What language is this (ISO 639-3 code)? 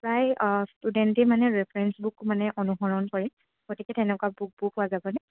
asm